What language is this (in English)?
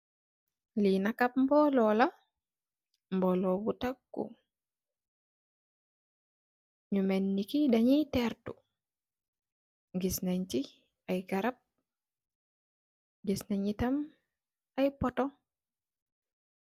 Wolof